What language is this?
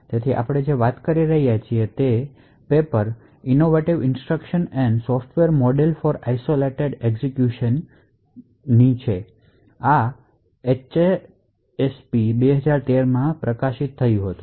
Gujarati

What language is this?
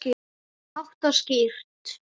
Icelandic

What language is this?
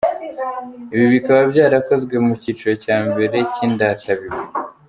Kinyarwanda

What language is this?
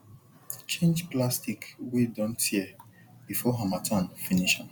Nigerian Pidgin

